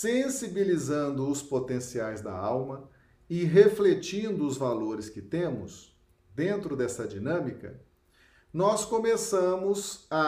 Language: Portuguese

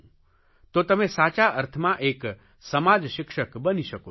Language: Gujarati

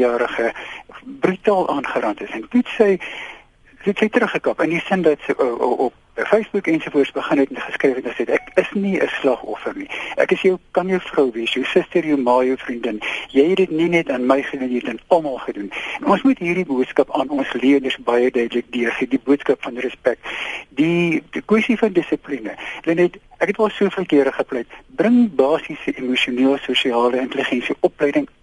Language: Malay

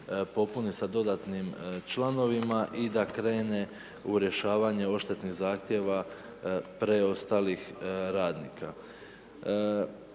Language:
Croatian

